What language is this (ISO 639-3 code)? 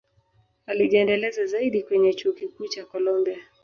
swa